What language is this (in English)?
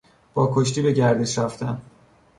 Persian